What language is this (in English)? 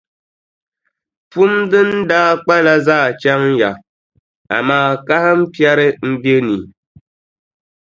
Dagbani